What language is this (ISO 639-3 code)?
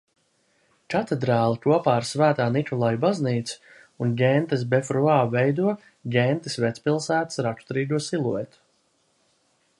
lav